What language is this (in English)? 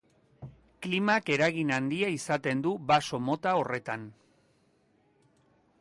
Basque